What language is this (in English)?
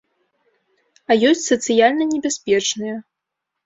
Belarusian